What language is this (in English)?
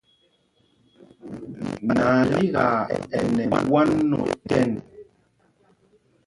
Mpumpong